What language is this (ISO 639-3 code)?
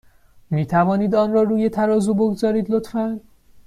fas